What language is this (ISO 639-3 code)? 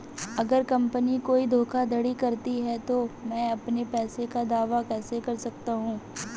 hin